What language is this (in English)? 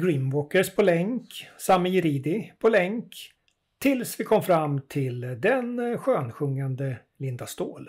Swedish